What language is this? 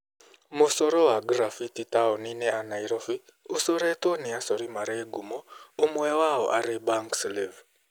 Kikuyu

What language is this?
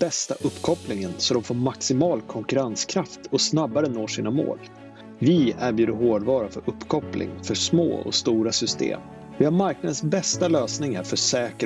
Swedish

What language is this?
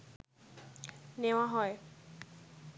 Bangla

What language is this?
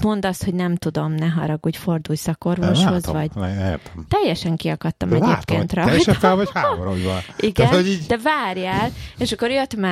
Hungarian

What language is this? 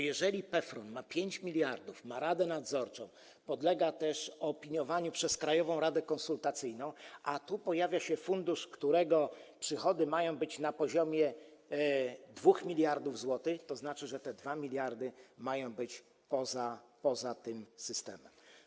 Polish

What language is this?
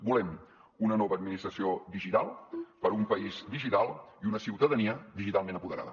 Catalan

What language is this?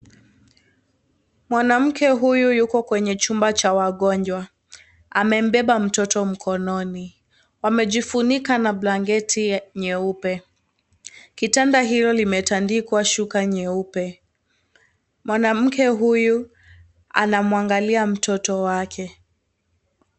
Swahili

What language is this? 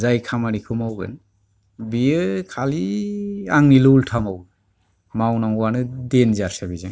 Bodo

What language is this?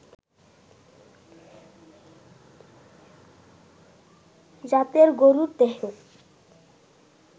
Bangla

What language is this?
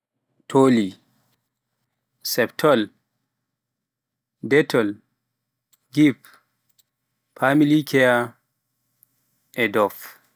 Pular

